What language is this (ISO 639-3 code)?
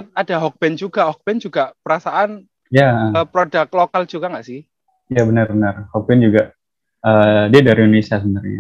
ind